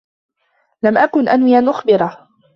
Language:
Arabic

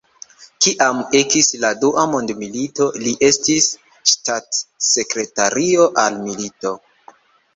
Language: Esperanto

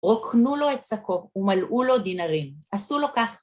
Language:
Hebrew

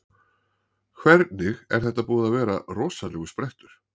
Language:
Icelandic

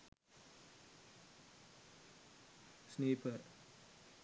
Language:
Sinhala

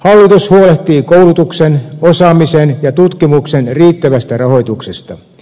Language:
Finnish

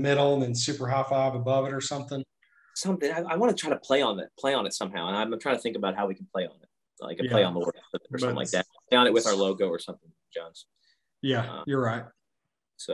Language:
English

